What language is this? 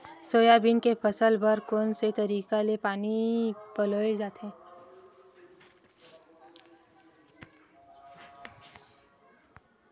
Chhattisgarhi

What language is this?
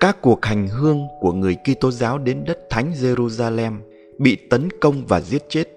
Vietnamese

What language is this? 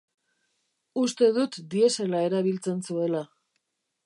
Basque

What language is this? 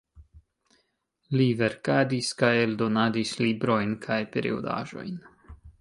Esperanto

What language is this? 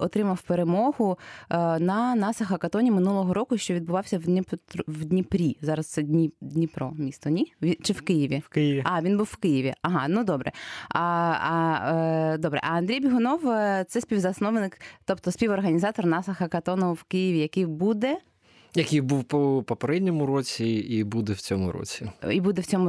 Ukrainian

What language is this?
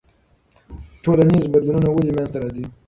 Pashto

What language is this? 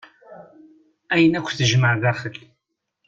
Kabyle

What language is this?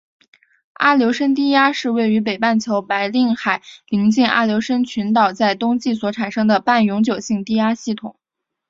Chinese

